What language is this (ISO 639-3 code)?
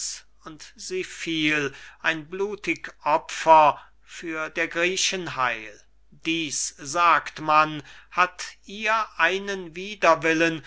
deu